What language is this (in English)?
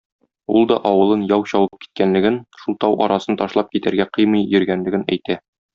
Tatar